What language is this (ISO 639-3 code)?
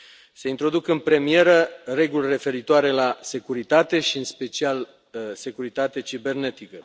ron